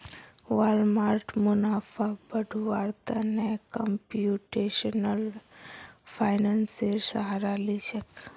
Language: Magahi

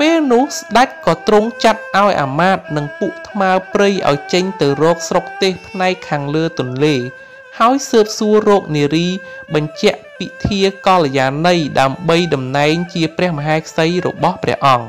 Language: Thai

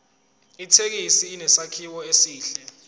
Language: Zulu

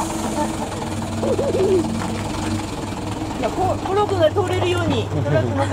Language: Japanese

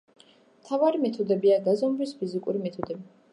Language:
Georgian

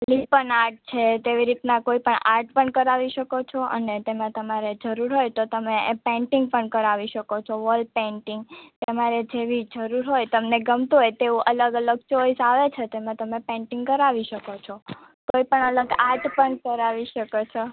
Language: Gujarati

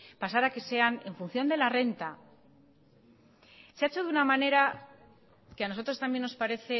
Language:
Spanish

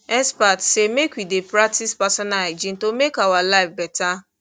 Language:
Nigerian Pidgin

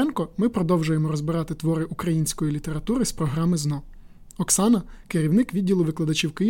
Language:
Ukrainian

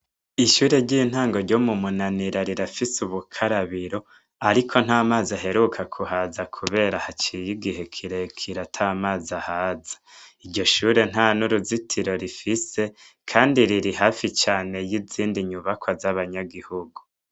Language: Rundi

